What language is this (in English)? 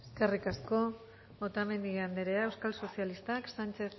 Basque